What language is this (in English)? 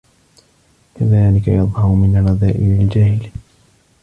Arabic